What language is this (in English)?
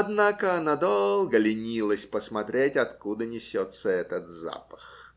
Russian